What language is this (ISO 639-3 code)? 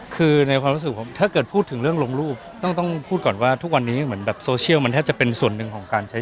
tha